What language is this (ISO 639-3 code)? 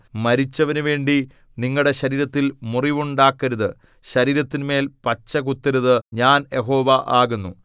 mal